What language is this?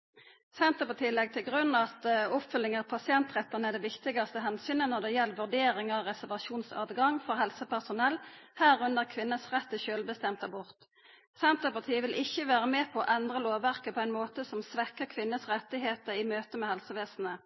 Norwegian Nynorsk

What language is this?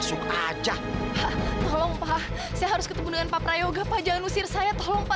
Indonesian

